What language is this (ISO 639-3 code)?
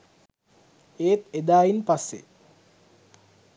sin